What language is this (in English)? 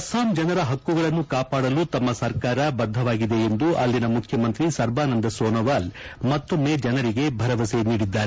Kannada